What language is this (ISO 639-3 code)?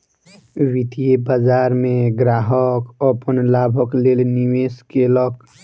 mai